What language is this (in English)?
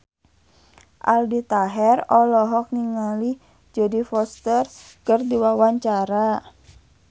Sundanese